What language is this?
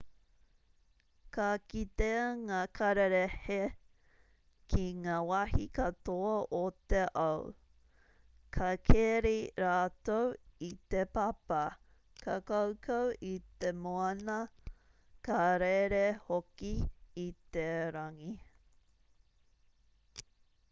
Māori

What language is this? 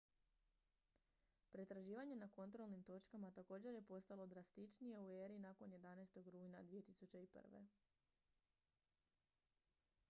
Croatian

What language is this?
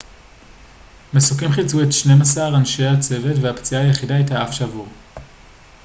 Hebrew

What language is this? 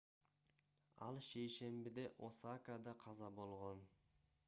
Kyrgyz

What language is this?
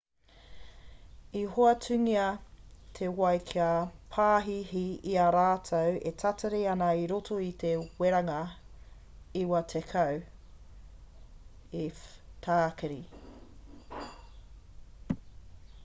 Māori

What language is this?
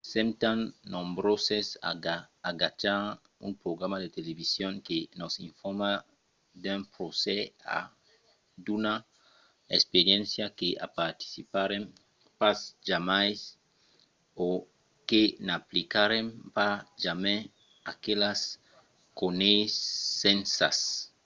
Occitan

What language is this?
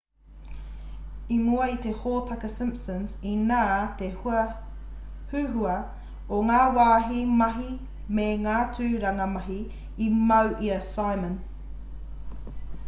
Māori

